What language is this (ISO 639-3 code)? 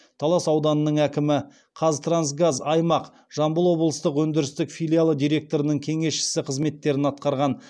kaz